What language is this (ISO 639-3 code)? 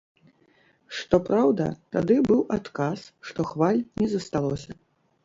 bel